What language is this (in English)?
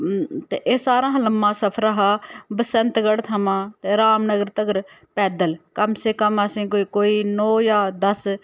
Dogri